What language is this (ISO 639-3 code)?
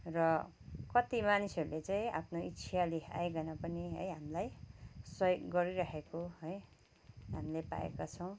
nep